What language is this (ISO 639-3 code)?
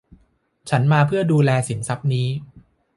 tha